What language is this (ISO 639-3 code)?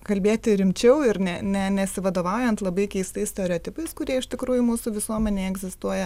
lit